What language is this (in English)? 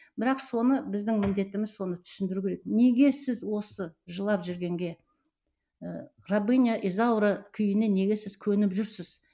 Kazakh